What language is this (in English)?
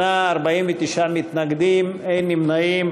Hebrew